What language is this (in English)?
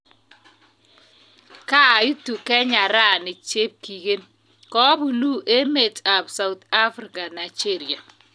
Kalenjin